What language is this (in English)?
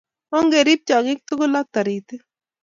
Kalenjin